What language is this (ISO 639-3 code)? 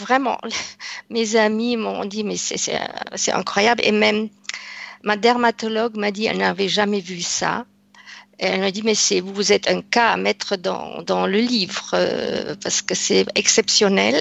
fra